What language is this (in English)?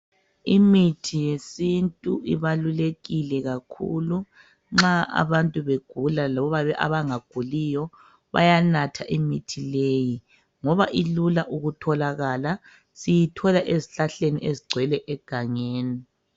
North Ndebele